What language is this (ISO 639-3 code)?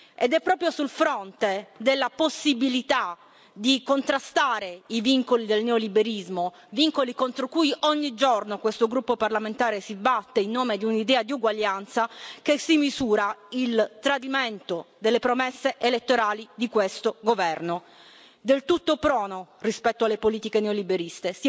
ita